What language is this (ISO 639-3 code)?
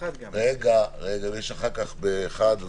heb